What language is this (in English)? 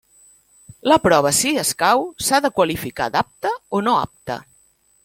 Catalan